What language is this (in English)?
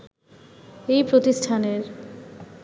Bangla